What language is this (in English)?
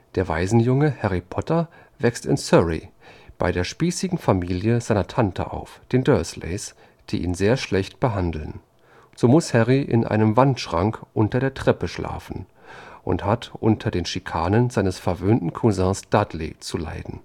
German